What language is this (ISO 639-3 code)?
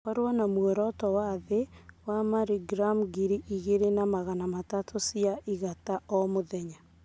kik